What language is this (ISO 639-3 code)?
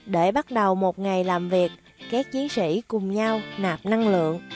vie